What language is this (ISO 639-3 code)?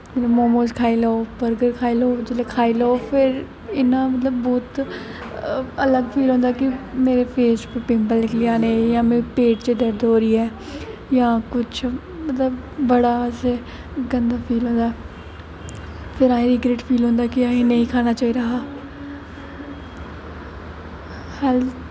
doi